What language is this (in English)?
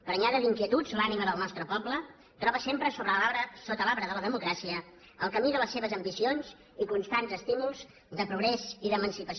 Catalan